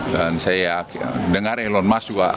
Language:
Indonesian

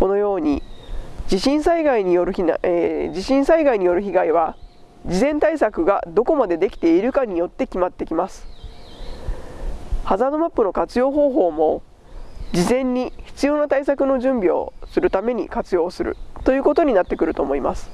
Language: Japanese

